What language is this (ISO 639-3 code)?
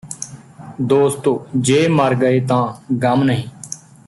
pan